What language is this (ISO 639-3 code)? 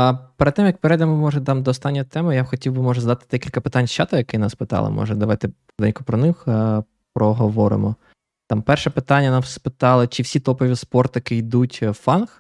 ukr